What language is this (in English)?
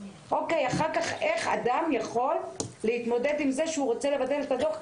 Hebrew